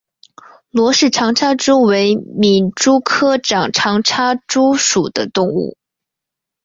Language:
Chinese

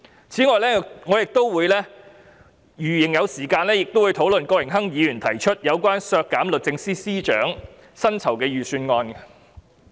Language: Cantonese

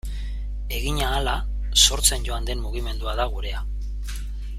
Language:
Basque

